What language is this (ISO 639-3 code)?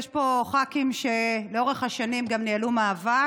heb